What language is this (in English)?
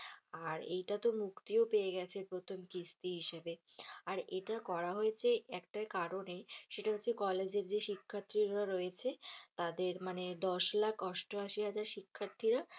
Bangla